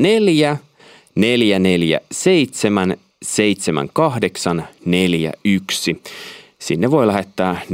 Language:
Finnish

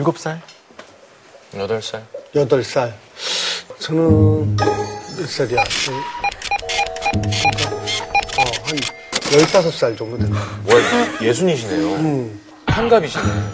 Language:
Korean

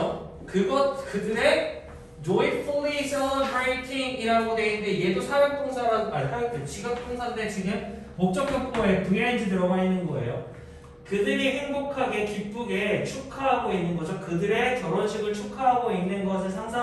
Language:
Korean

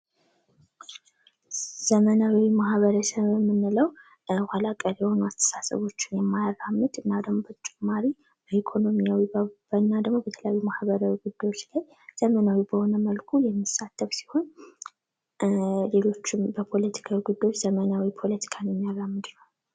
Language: Amharic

